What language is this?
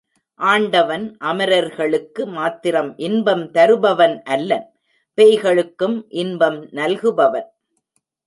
Tamil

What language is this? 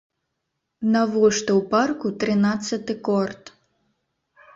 Belarusian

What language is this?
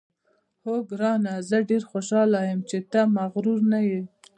Pashto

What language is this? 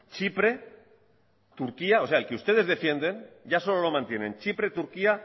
Spanish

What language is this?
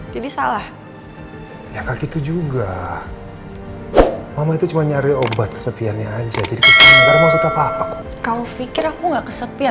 Indonesian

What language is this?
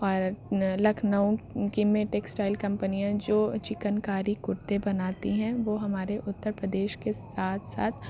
Urdu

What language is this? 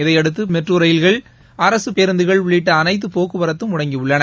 Tamil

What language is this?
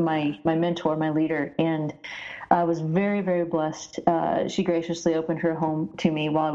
English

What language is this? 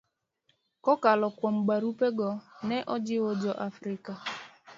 Luo (Kenya and Tanzania)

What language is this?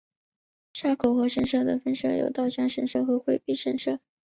Chinese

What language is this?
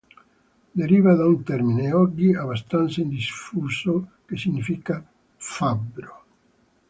Italian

